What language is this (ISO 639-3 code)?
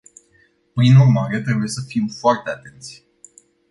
ron